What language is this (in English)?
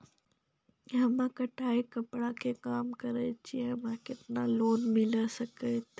Maithili